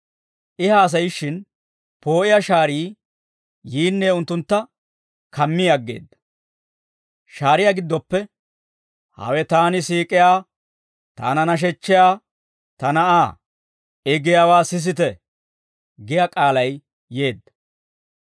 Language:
Dawro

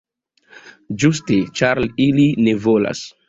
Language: Esperanto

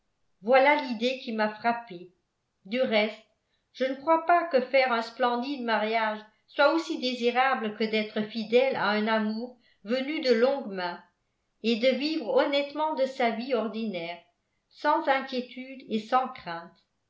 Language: French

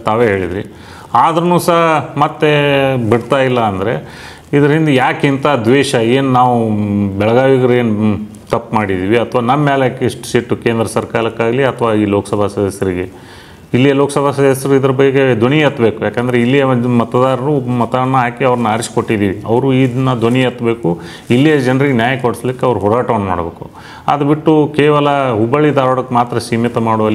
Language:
Kannada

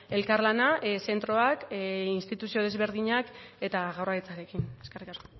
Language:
Basque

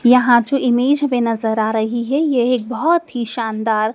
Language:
Hindi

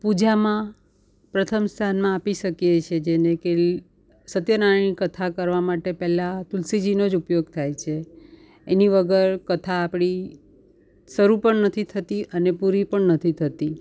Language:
Gujarati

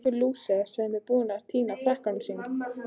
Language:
Icelandic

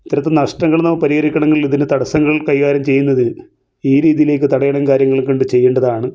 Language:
Malayalam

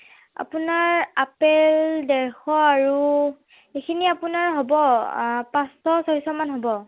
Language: Assamese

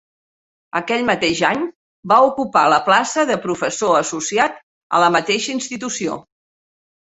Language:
Catalan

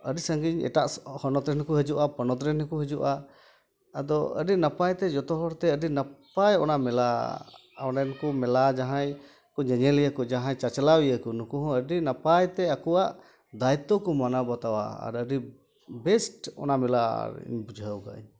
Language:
Santali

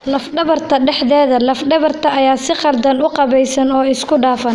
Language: Somali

